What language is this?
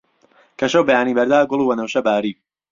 Central Kurdish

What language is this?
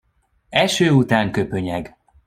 Hungarian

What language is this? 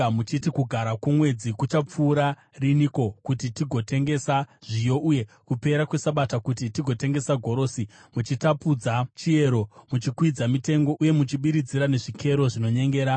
Shona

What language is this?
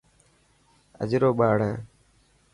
Dhatki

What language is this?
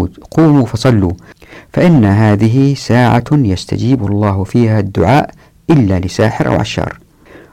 Arabic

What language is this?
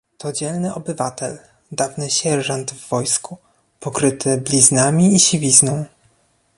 Polish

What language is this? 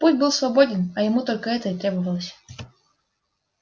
Russian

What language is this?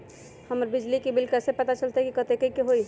Magahi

